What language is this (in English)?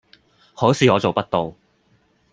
Cantonese